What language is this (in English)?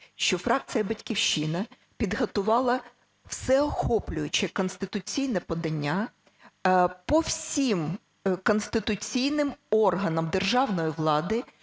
Ukrainian